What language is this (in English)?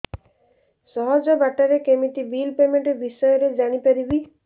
Odia